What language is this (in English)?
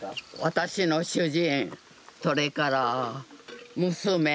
Japanese